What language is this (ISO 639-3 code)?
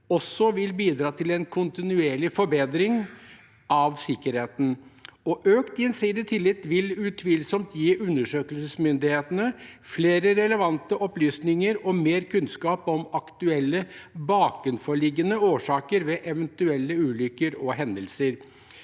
nor